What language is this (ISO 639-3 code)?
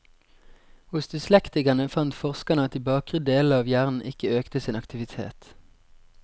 nor